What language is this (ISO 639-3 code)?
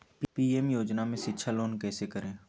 mag